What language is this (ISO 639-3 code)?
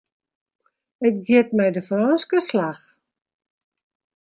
fry